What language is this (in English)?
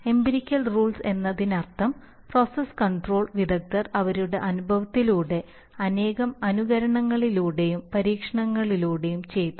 Malayalam